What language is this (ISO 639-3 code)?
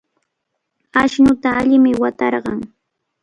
qvl